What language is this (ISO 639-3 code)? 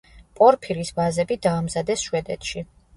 kat